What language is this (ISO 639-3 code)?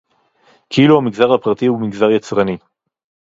heb